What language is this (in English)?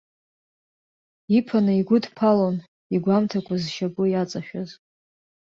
Abkhazian